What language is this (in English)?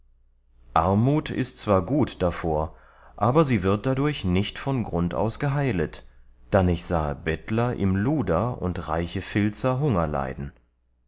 German